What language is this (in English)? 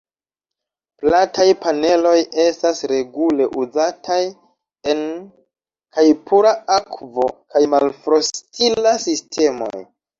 Esperanto